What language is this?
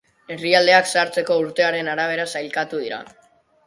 Basque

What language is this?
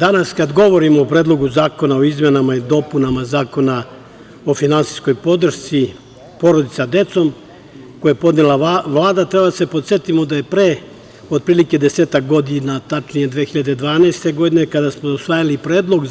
Serbian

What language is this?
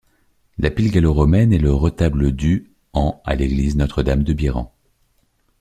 French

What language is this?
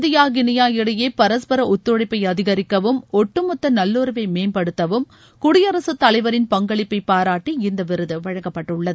Tamil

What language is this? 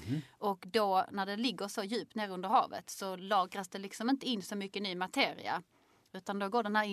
Swedish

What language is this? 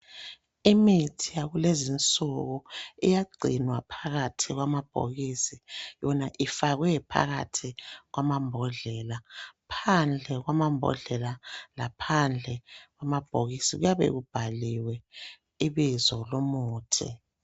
North Ndebele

